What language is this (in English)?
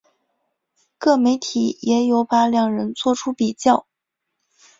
Chinese